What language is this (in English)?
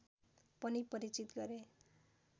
Nepali